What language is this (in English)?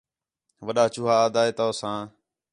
Khetrani